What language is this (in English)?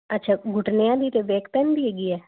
Punjabi